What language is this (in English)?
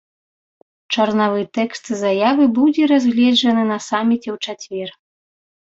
Belarusian